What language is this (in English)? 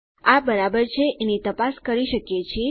Gujarati